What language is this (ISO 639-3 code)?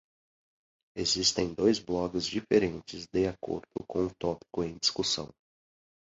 por